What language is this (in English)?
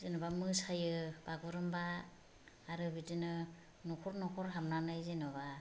Bodo